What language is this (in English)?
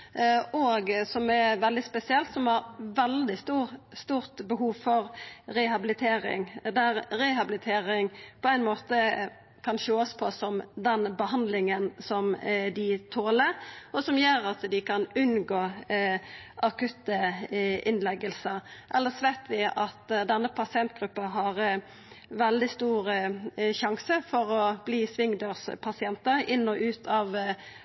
Norwegian Nynorsk